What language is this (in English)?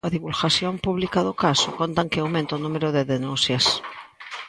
Galician